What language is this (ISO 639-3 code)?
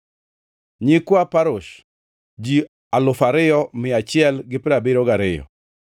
luo